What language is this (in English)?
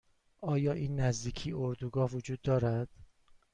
Persian